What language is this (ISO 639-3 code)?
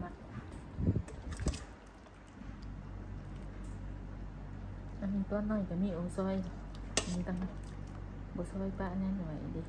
tha